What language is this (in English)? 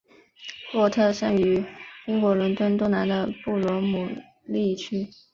Chinese